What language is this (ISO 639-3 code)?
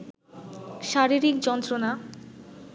ben